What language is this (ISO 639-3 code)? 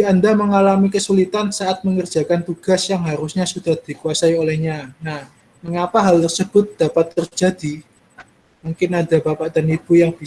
ind